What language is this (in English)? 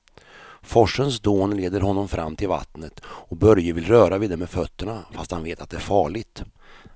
Swedish